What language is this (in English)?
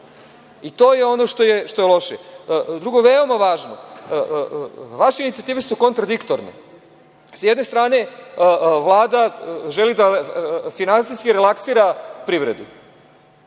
Serbian